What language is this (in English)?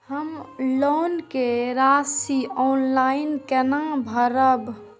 Maithili